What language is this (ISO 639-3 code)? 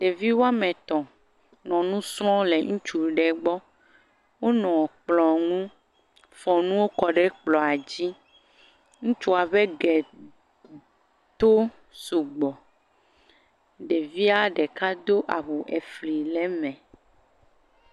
ewe